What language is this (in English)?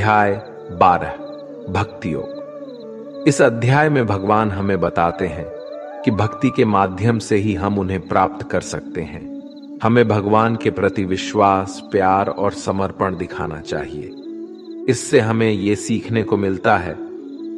Hindi